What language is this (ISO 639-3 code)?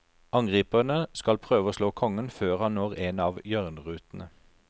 nor